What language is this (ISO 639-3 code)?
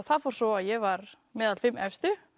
isl